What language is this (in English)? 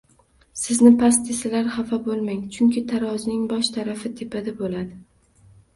Uzbek